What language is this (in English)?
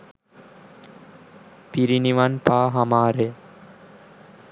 Sinhala